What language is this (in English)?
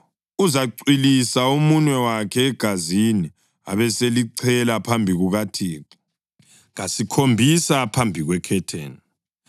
North Ndebele